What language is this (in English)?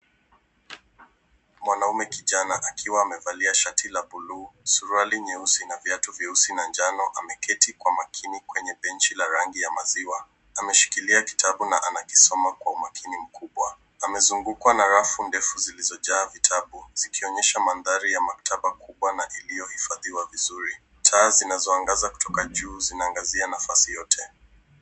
Swahili